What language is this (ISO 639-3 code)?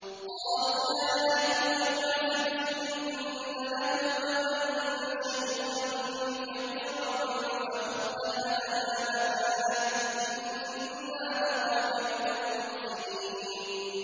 ara